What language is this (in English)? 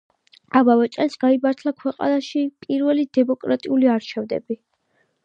Georgian